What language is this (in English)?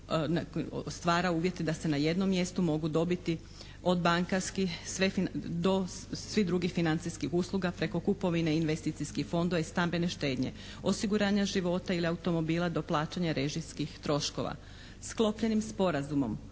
Croatian